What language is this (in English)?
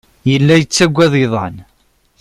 Kabyle